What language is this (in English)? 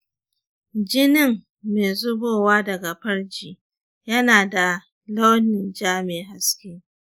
Hausa